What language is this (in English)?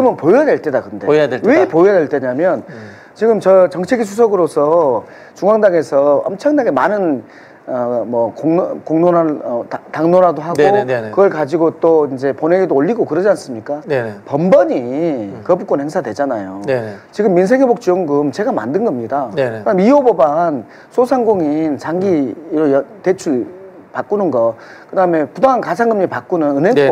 Korean